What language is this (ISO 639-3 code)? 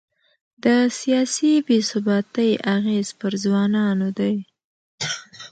pus